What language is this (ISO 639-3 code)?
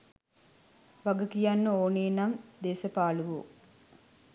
sin